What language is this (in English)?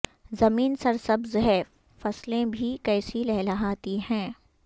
Urdu